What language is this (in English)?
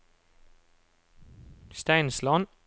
Norwegian